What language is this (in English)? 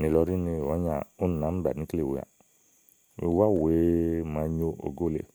Igo